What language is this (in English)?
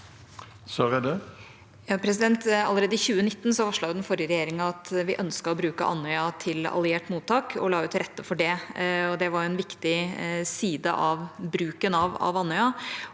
Norwegian